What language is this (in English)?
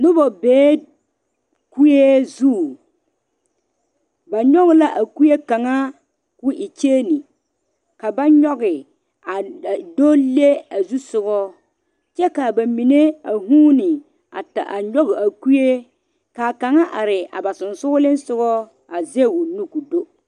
Southern Dagaare